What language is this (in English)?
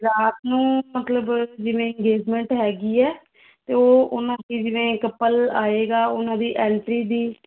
Punjabi